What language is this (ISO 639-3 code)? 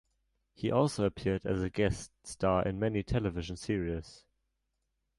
eng